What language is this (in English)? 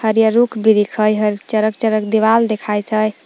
Magahi